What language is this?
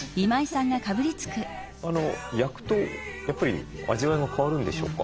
Japanese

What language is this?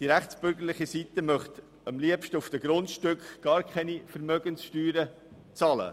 Swiss German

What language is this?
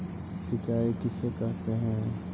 Magahi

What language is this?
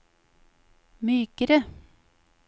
Norwegian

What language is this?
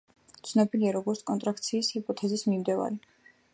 Georgian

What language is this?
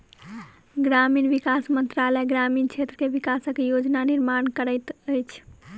Maithili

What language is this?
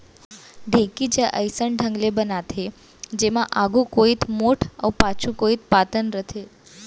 Chhattisgarhi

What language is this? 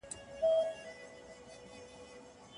Pashto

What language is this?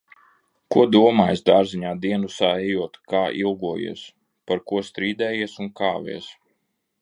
Latvian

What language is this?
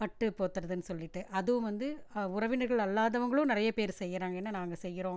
Tamil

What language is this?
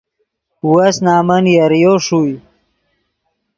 Yidgha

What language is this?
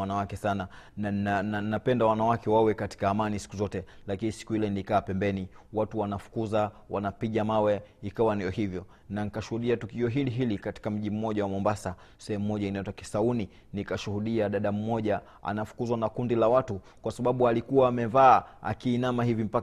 Swahili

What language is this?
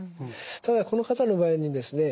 Japanese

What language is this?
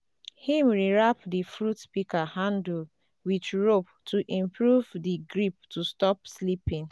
Nigerian Pidgin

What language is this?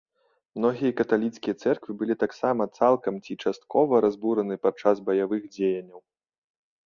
Belarusian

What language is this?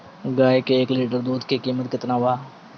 Bhojpuri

